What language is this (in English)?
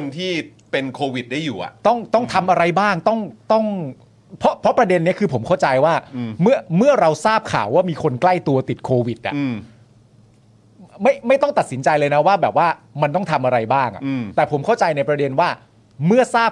Thai